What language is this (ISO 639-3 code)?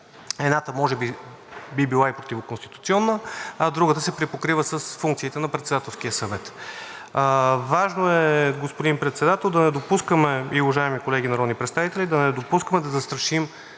bul